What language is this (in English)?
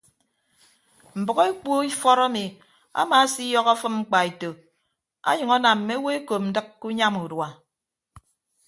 Ibibio